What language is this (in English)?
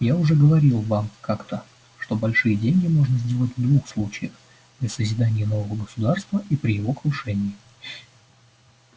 Russian